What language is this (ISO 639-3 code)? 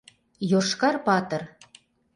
chm